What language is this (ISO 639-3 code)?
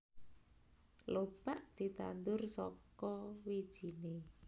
jav